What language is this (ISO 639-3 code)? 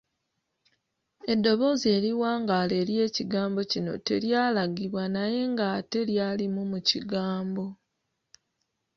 lug